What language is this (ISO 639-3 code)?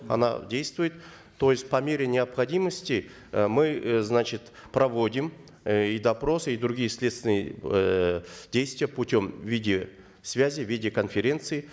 kaz